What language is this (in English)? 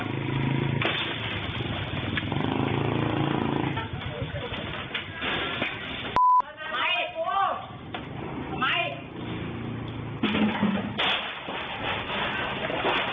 Thai